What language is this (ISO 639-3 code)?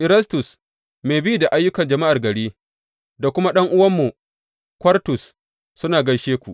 hau